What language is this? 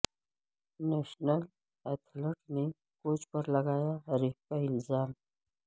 Urdu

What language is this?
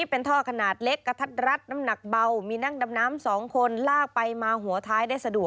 Thai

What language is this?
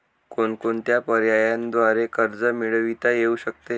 Marathi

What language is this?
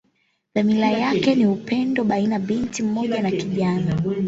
Swahili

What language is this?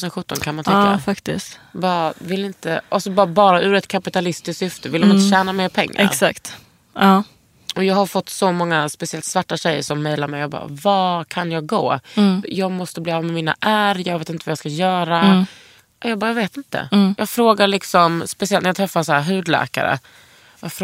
Swedish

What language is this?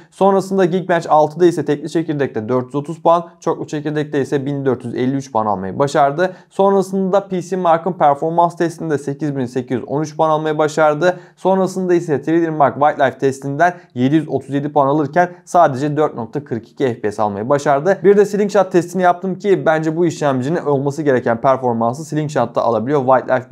Turkish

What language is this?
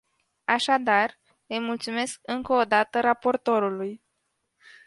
Romanian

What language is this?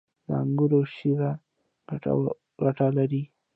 Pashto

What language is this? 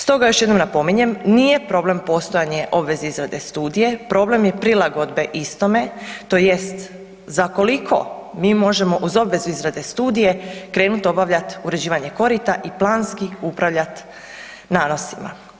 Croatian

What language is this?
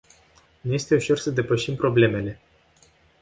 Romanian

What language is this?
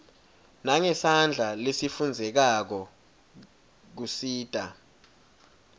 Swati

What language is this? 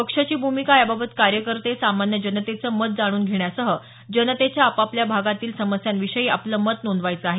Marathi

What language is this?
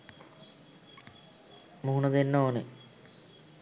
Sinhala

